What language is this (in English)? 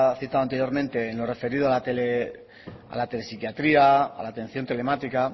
Spanish